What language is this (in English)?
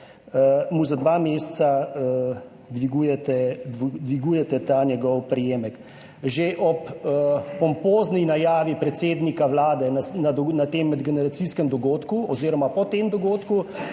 Slovenian